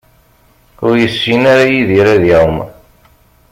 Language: Kabyle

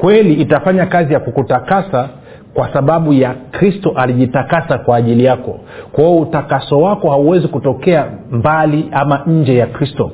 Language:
Swahili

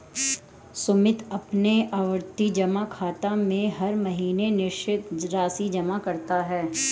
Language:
Hindi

